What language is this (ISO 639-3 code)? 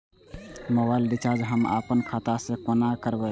mai